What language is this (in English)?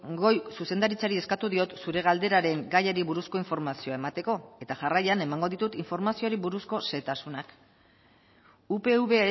Basque